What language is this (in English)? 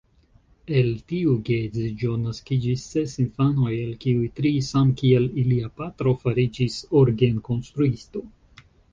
Esperanto